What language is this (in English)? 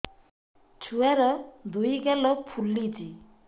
Odia